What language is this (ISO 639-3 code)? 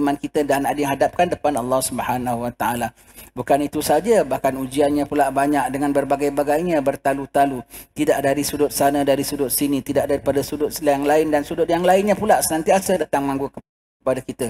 msa